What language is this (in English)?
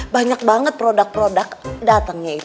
Indonesian